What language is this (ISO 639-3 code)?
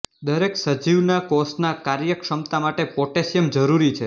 guj